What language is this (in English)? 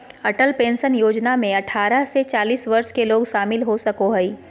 Magahi